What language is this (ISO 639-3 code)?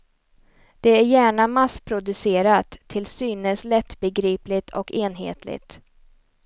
swe